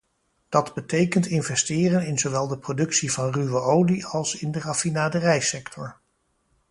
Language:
Dutch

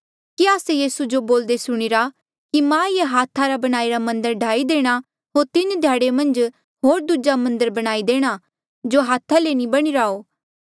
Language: Mandeali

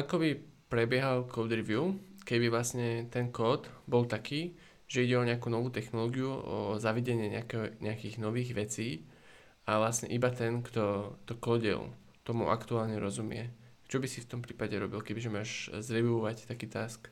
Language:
Slovak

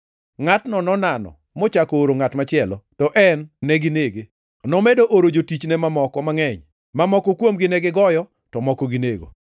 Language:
Luo (Kenya and Tanzania)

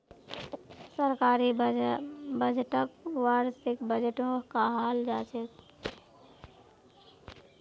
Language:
Magahi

